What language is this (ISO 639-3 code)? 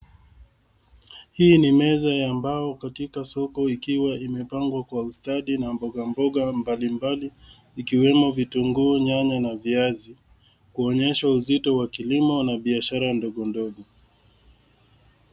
swa